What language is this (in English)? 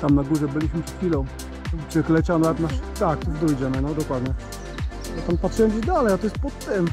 Polish